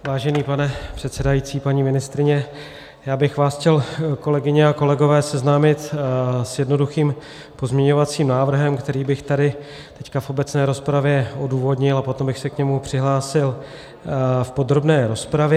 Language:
Czech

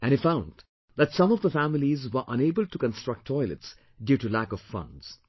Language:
English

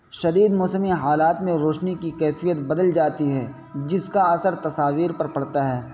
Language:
Urdu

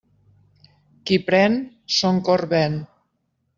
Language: Catalan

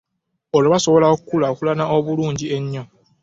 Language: Ganda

